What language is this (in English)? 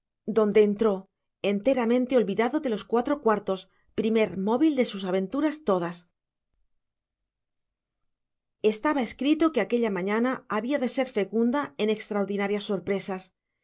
Spanish